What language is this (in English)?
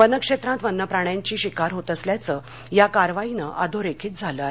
Marathi